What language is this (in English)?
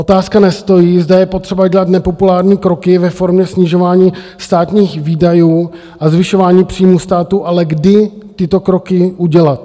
Czech